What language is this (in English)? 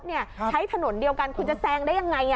Thai